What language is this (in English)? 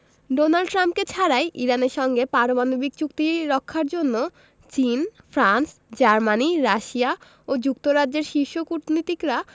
Bangla